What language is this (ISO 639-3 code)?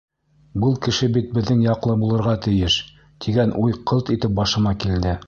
bak